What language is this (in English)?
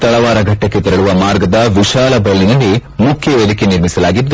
Kannada